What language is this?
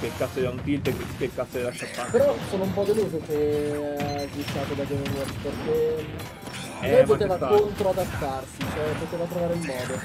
Italian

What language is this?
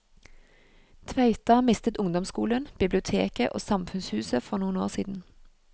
Norwegian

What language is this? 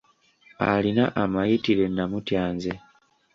Ganda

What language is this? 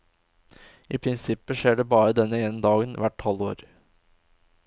Norwegian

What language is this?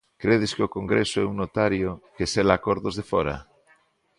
Galician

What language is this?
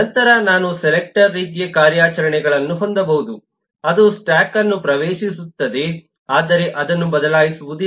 Kannada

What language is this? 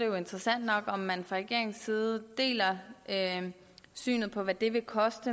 Danish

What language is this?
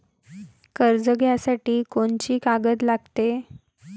Marathi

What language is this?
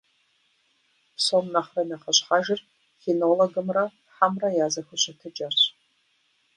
Kabardian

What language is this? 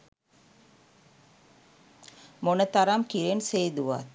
Sinhala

